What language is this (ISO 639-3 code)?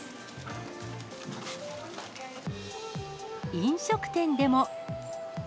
jpn